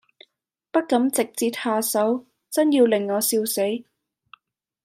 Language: Cantonese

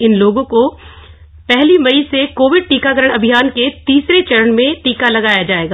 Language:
Hindi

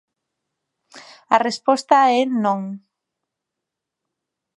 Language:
Galician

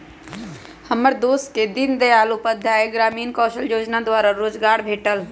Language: Magahi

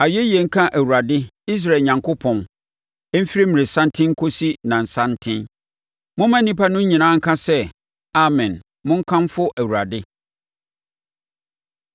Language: Akan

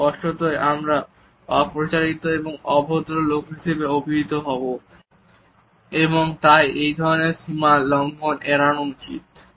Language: Bangla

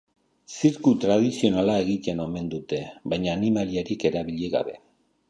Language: Basque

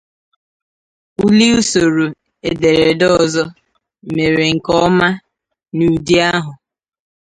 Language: Igbo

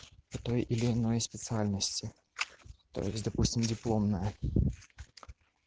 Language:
Russian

